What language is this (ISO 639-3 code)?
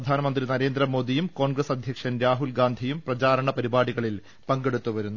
mal